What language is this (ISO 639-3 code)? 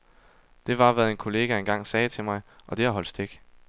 dan